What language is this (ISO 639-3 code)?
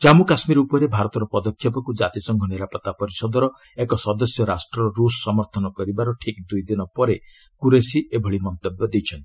ori